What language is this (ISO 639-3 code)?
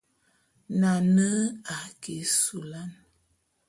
bum